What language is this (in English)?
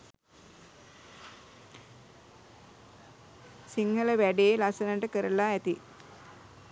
Sinhala